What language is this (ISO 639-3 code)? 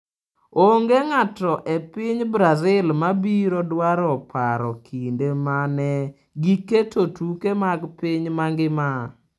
luo